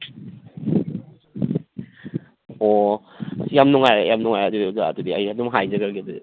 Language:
Manipuri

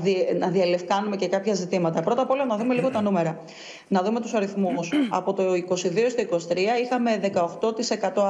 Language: Greek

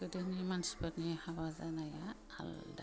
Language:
Bodo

